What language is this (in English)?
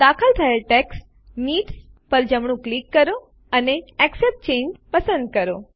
Gujarati